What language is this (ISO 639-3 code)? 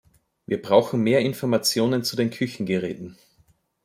deu